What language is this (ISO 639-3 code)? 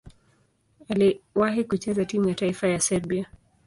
swa